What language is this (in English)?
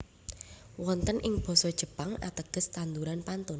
Javanese